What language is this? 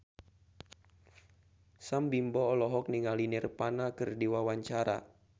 Sundanese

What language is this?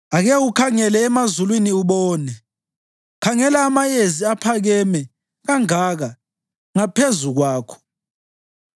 North Ndebele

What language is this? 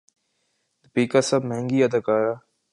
Urdu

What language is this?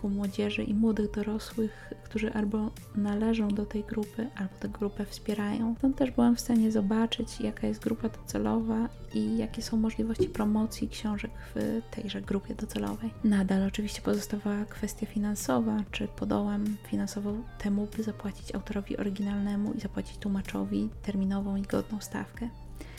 Polish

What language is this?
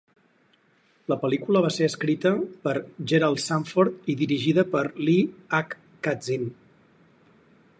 Catalan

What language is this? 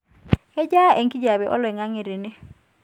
Masai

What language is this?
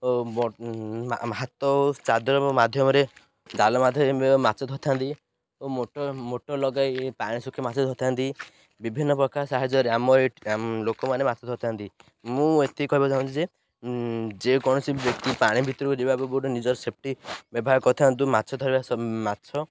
Odia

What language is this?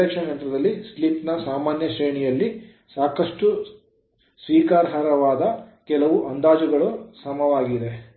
Kannada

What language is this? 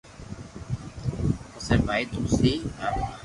Loarki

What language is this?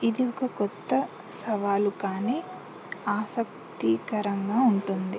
Telugu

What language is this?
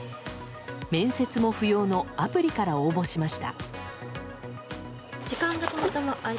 Japanese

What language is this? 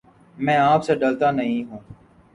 Urdu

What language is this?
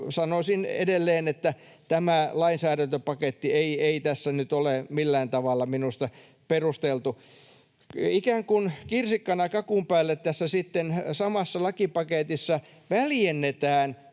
Finnish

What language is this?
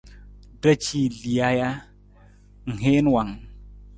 Nawdm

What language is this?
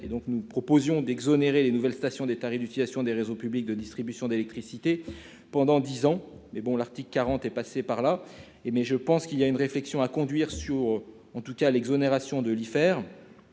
French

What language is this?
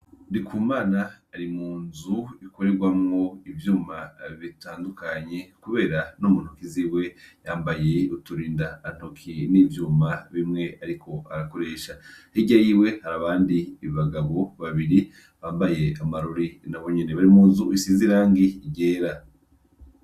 Rundi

